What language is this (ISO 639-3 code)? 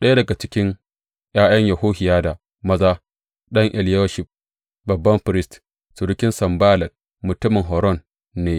hau